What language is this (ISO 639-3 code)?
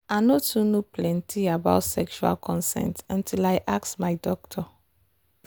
pcm